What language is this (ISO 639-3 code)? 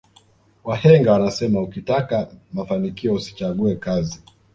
swa